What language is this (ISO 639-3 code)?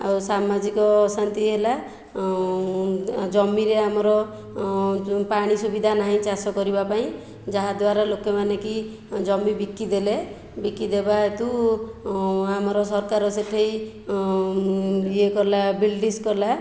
ori